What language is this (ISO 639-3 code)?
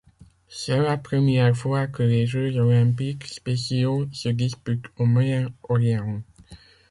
fra